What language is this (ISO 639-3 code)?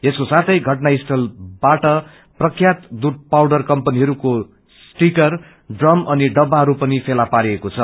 nep